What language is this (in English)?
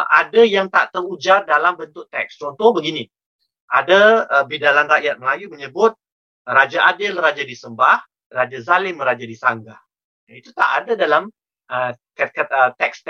Malay